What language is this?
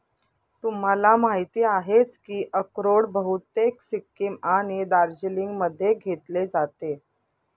Marathi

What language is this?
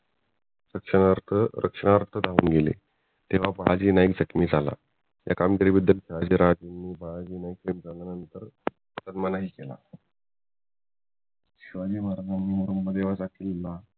Marathi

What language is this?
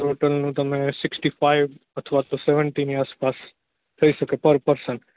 Gujarati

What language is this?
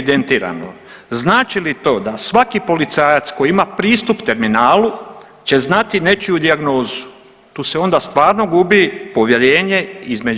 Croatian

